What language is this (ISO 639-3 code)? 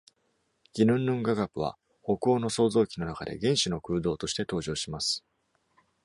jpn